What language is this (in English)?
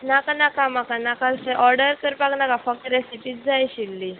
Konkani